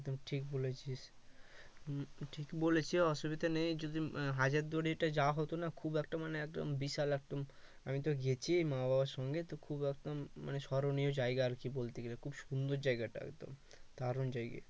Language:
Bangla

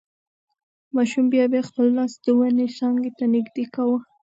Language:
Pashto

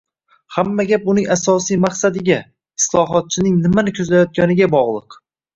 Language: Uzbek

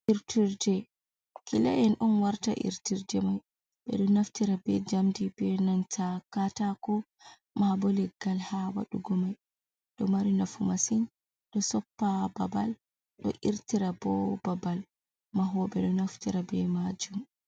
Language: Fula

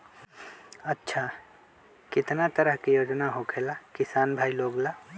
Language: Magahi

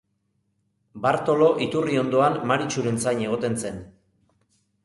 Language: Basque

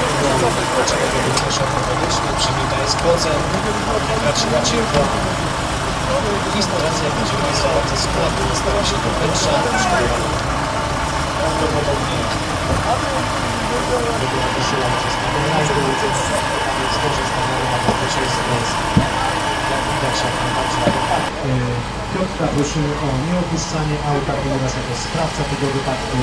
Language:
Polish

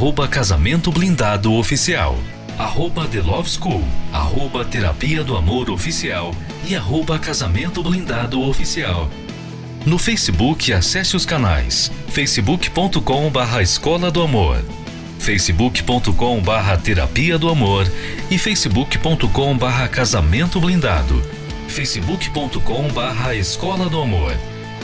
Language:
Portuguese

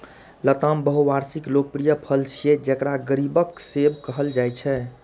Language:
Maithili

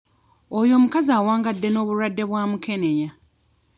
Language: Ganda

